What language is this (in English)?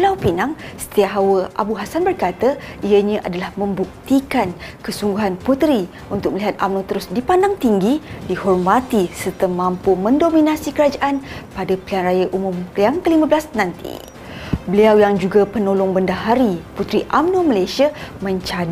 Malay